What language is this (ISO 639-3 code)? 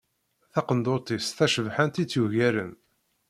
kab